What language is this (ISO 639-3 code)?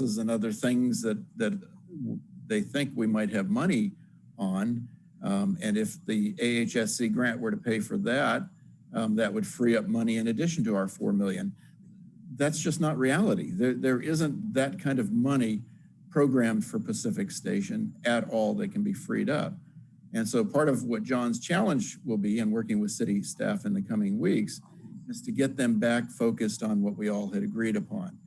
eng